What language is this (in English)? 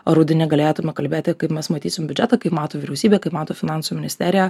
Lithuanian